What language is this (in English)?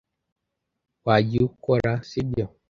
Kinyarwanda